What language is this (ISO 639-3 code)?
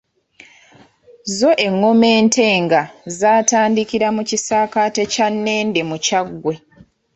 lug